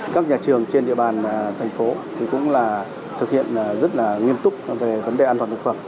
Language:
Vietnamese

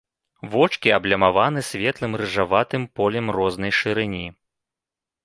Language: Belarusian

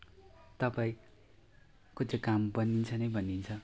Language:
Nepali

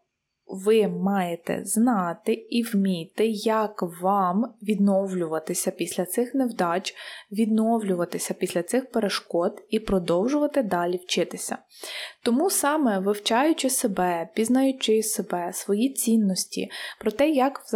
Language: Ukrainian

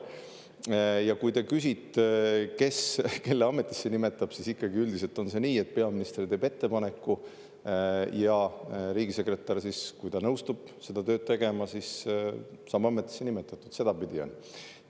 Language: Estonian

